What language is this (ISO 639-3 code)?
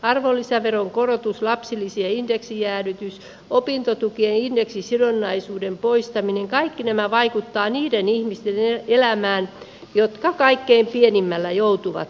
fin